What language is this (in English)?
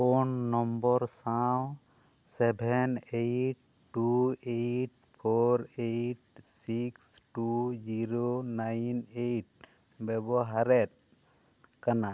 Santali